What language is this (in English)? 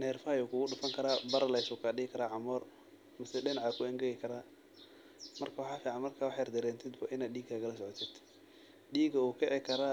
Somali